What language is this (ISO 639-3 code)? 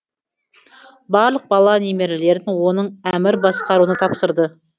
kaz